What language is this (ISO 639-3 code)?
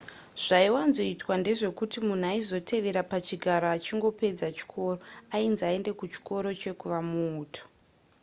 sna